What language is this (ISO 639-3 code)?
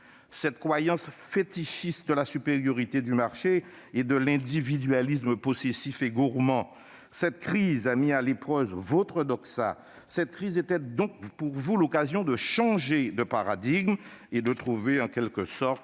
fra